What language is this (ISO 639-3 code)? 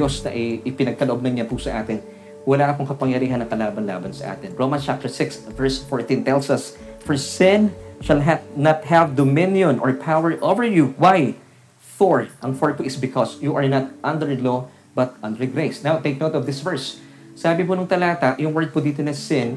fil